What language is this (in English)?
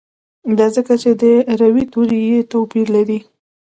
Pashto